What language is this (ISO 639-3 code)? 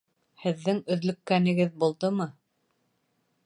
bak